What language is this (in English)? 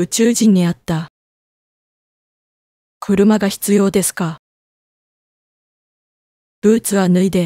Japanese